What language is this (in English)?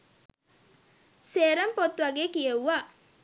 Sinhala